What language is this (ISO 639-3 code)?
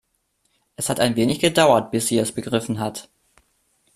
deu